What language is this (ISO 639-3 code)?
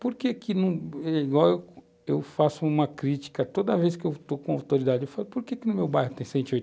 por